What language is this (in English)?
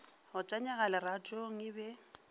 Northern Sotho